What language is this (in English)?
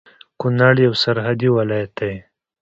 Pashto